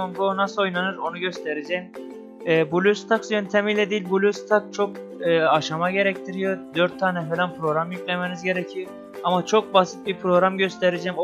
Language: Turkish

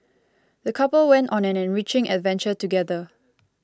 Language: English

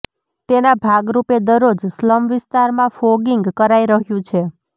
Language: Gujarati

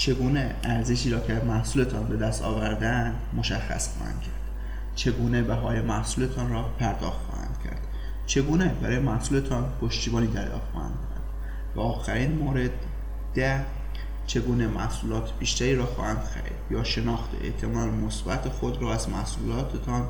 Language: Persian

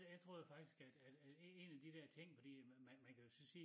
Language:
Danish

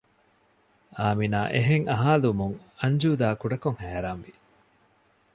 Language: Divehi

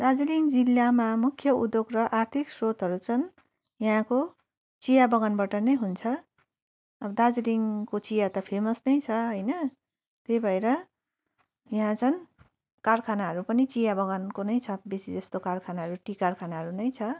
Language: Nepali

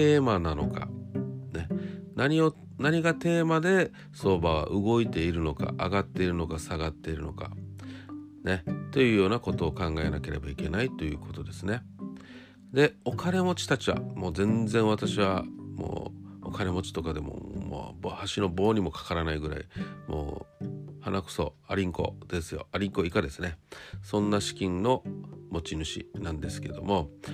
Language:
Japanese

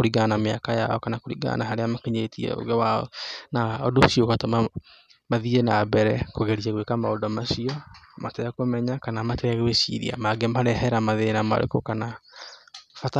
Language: Kikuyu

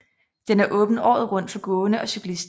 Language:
Danish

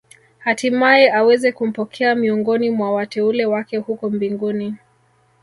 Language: Swahili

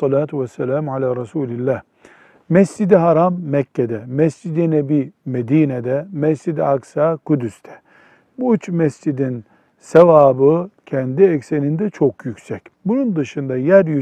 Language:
Turkish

